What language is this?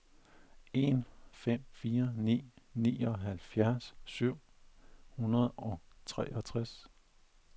Danish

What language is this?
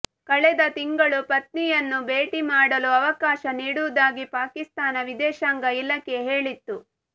Kannada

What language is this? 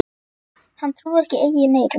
Icelandic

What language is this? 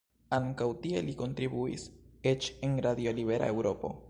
Esperanto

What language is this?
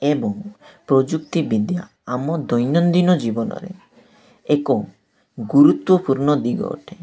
Odia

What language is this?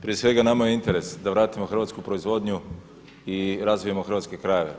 Croatian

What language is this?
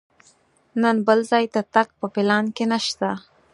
Pashto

